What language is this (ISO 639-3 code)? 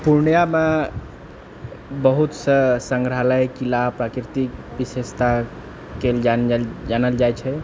mai